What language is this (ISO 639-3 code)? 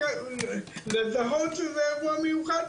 heb